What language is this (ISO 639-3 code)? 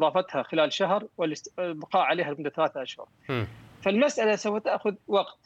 ara